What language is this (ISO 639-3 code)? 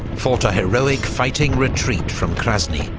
eng